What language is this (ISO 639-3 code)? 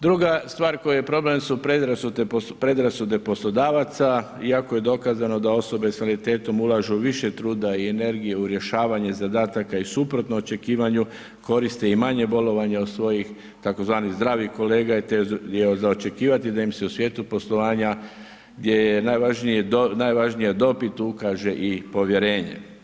hrv